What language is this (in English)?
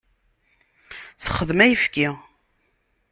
Kabyle